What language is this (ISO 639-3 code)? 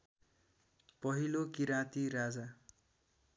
nep